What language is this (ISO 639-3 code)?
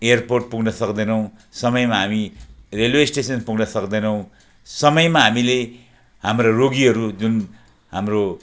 nep